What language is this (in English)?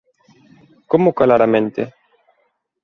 Galician